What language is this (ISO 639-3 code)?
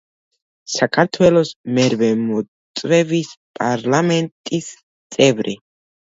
kat